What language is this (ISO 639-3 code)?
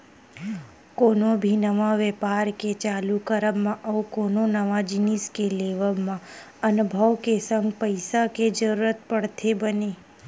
hne